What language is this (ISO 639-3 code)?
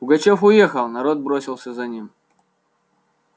rus